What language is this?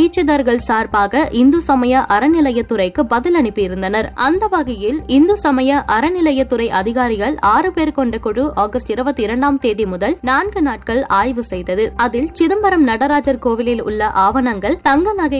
Tamil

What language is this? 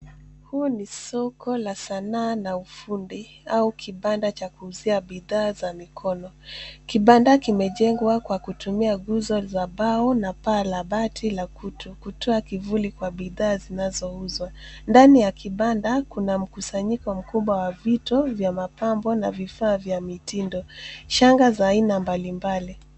Swahili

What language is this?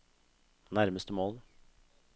Norwegian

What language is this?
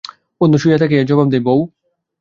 Bangla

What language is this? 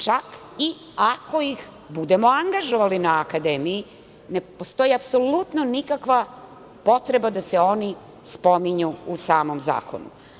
Serbian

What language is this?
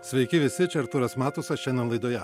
Lithuanian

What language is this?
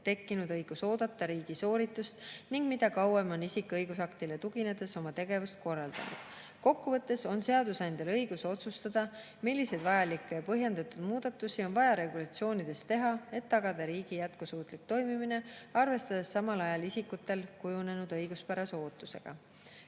Estonian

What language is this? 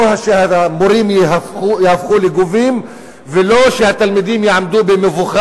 Hebrew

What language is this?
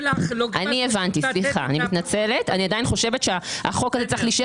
Hebrew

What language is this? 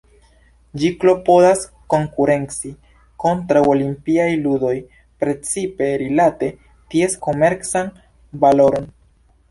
Esperanto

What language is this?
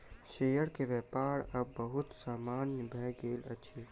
Maithili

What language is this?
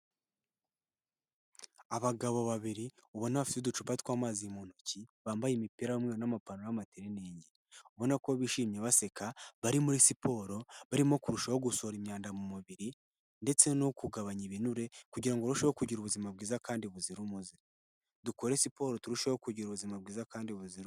Kinyarwanda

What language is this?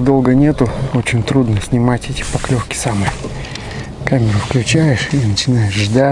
Russian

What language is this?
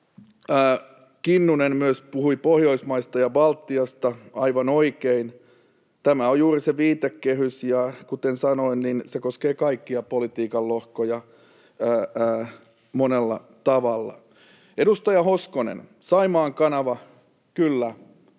Finnish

